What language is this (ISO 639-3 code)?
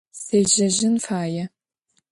ady